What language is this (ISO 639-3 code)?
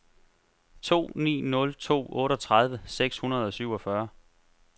dan